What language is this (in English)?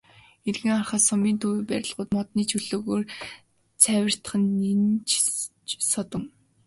Mongolian